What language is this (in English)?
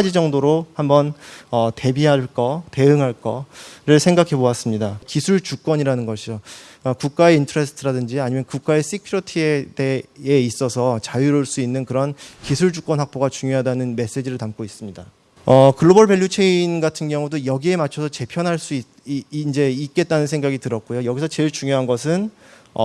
Korean